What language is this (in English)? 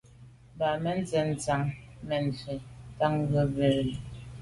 Medumba